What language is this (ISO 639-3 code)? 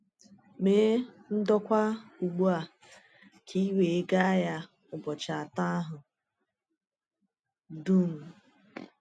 ibo